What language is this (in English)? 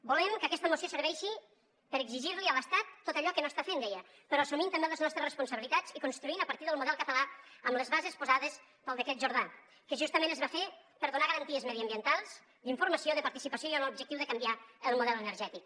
Catalan